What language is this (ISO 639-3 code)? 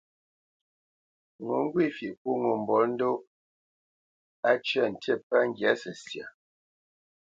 bce